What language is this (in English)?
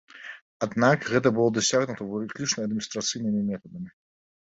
Belarusian